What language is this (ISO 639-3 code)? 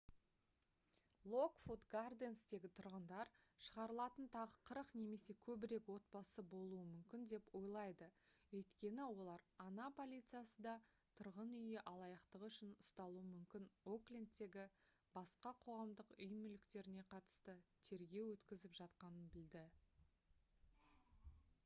kaz